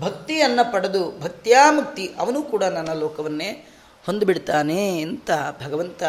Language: Kannada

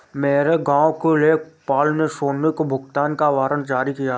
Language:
Hindi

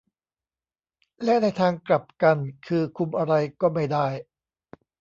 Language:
Thai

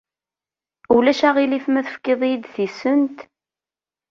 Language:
Kabyle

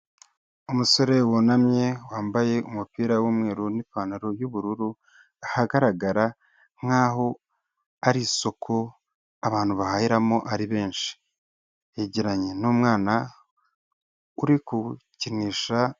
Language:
Kinyarwanda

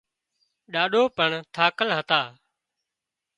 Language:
Wadiyara Koli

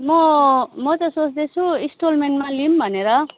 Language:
Nepali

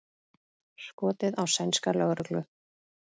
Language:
Icelandic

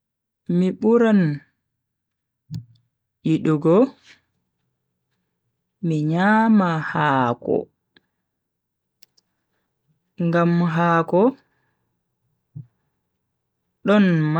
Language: Bagirmi Fulfulde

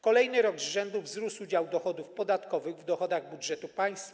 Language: Polish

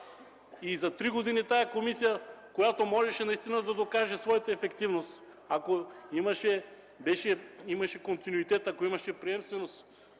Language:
Bulgarian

